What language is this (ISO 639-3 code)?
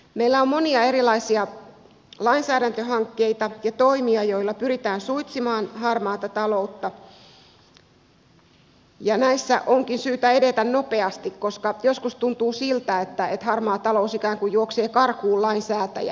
fin